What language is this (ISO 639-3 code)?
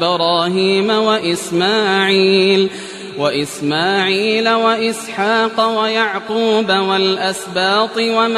ara